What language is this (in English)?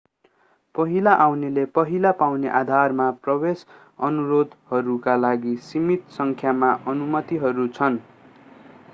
Nepali